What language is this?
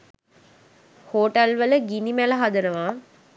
Sinhala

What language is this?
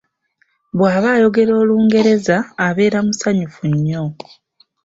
Ganda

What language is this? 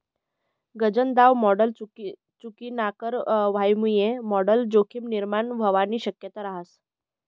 Marathi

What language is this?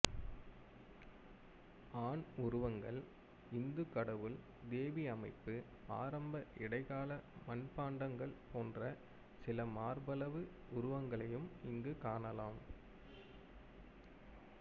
Tamil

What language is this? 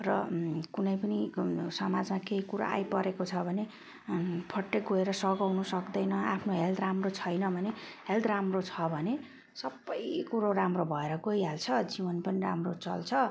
Nepali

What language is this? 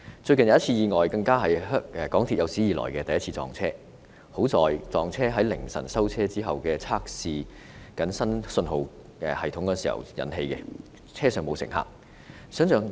Cantonese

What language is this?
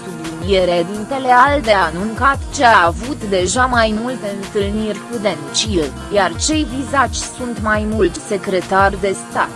Romanian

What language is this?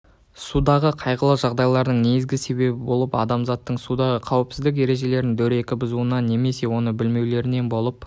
Kazakh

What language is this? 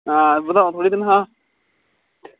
Dogri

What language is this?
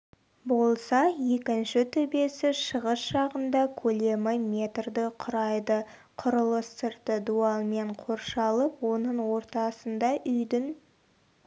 Kazakh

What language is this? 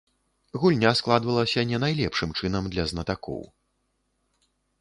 Belarusian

